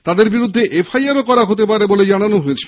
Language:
Bangla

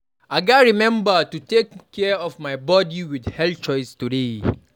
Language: Nigerian Pidgin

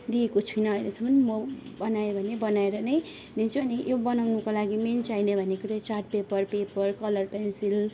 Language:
Nepali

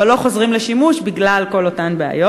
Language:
Hebrew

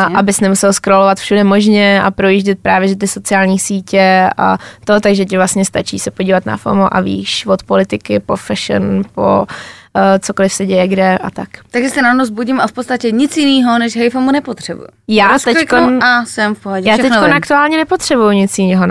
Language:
Czech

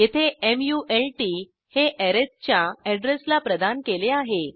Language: Marathi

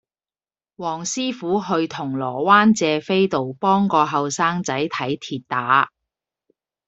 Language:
Cantonese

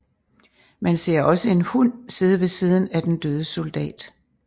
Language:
Danish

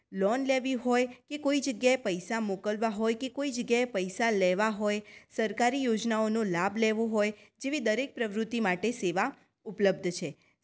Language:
Gujarati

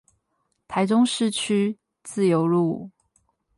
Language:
Chinese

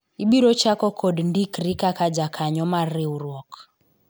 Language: Luo (Kenya and Tanzania)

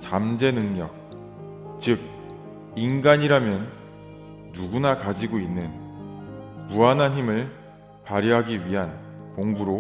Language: Korean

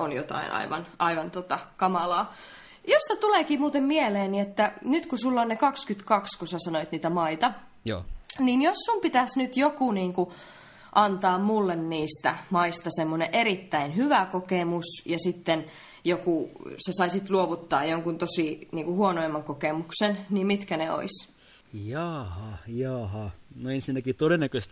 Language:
Finnish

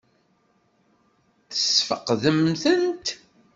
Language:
Kabyle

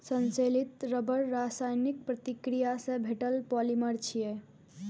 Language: Maithili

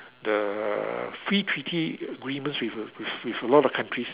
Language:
English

